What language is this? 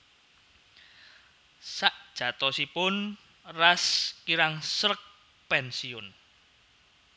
Javanese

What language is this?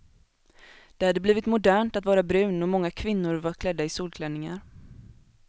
Swedish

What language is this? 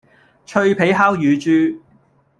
Cantonese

